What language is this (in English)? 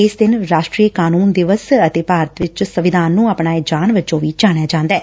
Punjabi